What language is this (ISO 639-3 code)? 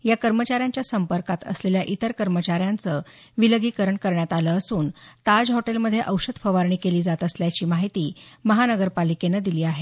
mar